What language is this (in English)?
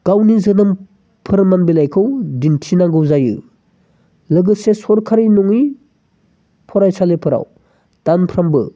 Bodo